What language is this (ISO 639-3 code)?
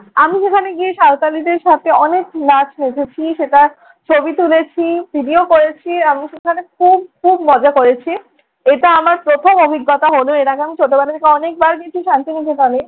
ben